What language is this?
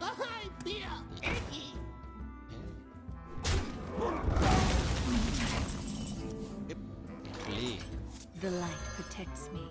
Thai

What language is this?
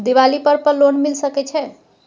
Maithili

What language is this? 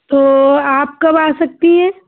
Hindi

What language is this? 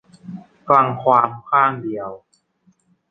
Thai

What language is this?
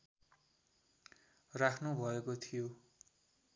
Nepali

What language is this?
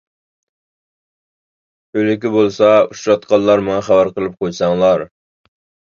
Uyghur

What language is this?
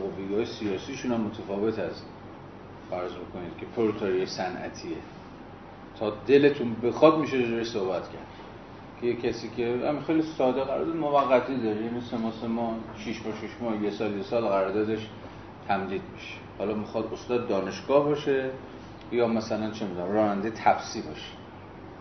Persian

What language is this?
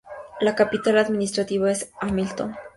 Spanish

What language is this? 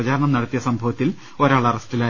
Malayalam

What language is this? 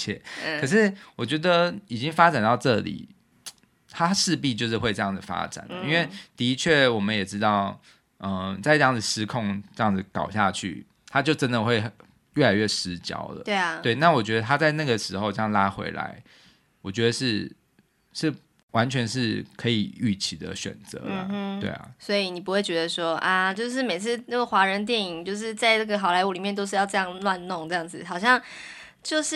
Chinese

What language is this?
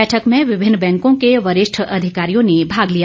Hindi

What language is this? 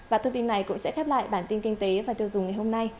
Vietnamese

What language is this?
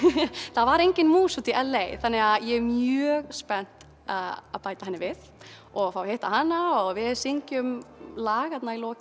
Icelandic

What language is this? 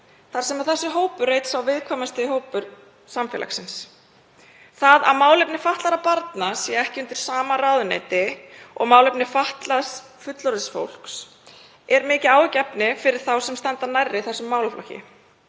Icelandic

